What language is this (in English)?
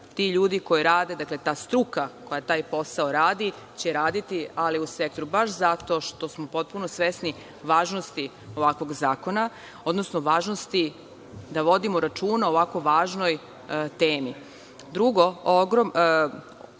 Serbian